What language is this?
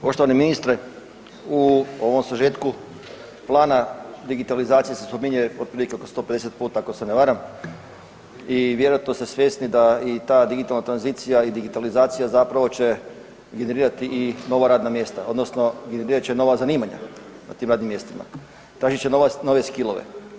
Croatian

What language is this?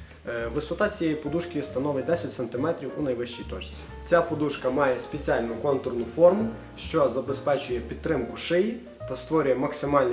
Ukrainian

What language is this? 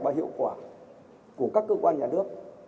Vietnamese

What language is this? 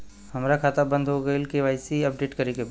Bhojpuri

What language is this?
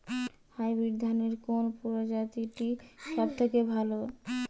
Bangla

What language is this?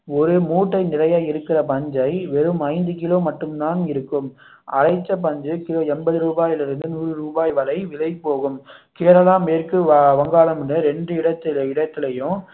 Tamil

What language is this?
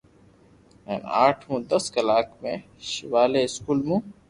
Loarki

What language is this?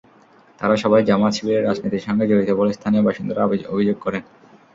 Bangla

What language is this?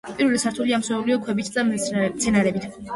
Georgian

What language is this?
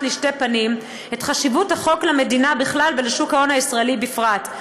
Hebrew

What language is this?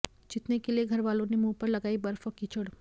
Hindi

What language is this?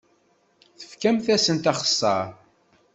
Kabyle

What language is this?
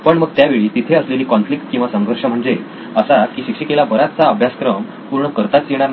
Marathi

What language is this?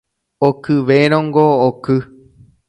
Guarani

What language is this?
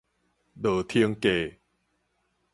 Min Nan Chinese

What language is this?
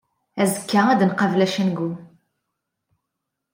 Kabyle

